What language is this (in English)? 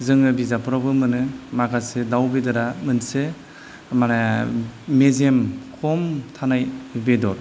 Bodo